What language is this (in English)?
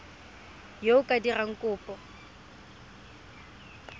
Tswana